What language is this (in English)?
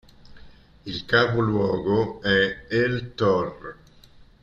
Italian